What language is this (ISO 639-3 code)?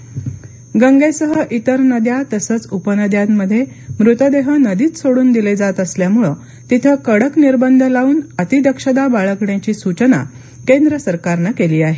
mar